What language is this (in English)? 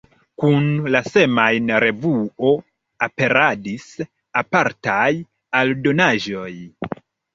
Esperanto